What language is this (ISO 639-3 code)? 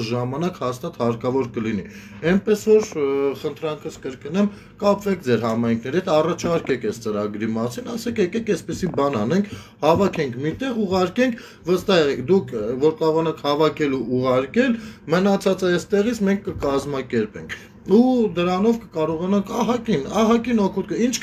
ron